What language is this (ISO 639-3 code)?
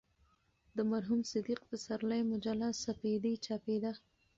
pus